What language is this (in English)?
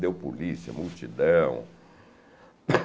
Portuguese